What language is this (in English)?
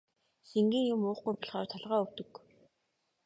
Mongolian